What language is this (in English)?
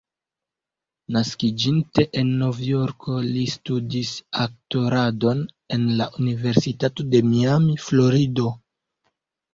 Esperanto